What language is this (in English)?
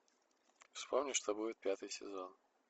Russian